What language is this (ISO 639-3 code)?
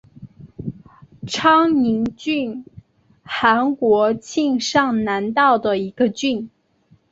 zho